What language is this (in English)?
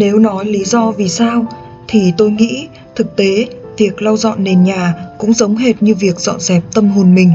Vietnamese